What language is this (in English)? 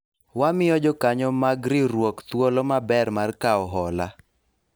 Luo (Kenya and Tanzania)